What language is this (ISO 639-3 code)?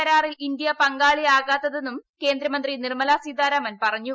mal